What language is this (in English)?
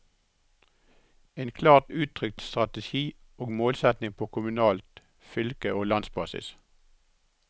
Norwegian